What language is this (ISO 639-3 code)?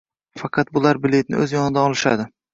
uzb